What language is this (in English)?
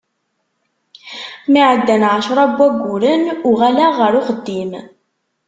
Kabyle